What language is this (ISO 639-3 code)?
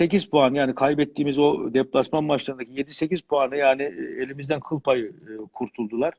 tur